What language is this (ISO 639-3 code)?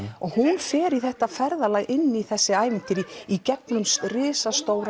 isl